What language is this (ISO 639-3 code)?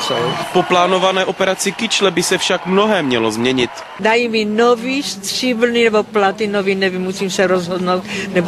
ces